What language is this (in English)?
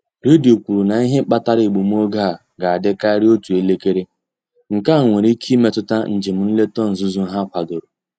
Igbo